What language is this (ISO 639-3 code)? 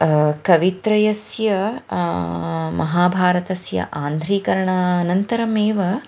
san